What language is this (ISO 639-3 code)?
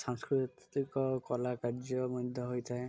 ori